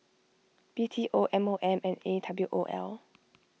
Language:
English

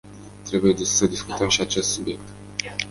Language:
Romanian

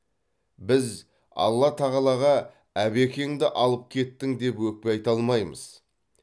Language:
Kazakh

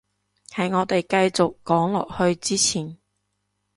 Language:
Cantonese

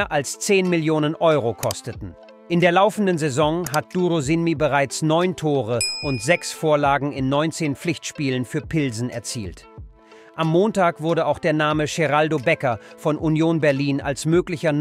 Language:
German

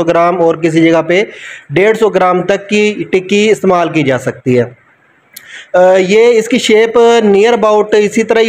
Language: Hindi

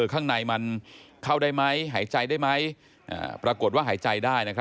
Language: Thai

